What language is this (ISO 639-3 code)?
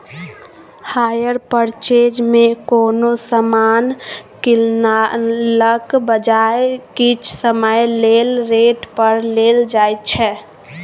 mai